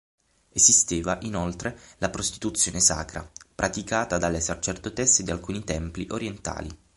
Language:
Italian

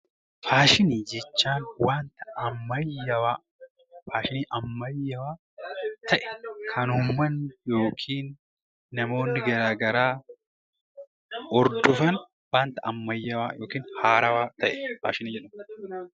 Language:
Oromo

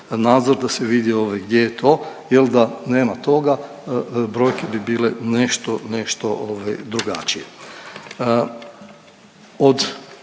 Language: Croatian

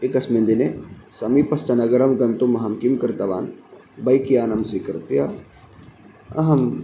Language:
Sanskrit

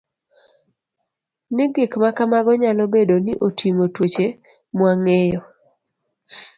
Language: Luo (Kenya and Tanzania)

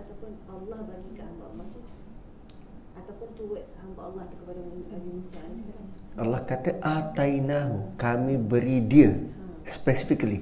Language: Malay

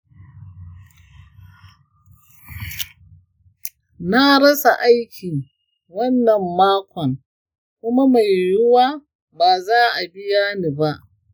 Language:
Hausa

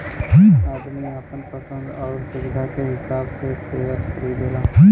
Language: Bhojpuri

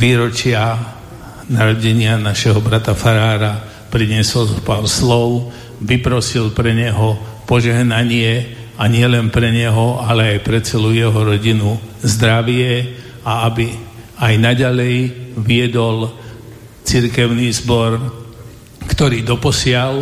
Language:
Slovak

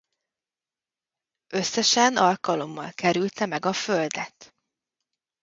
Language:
Hungarian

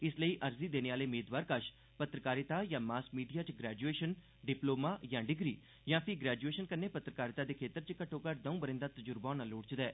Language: Dogri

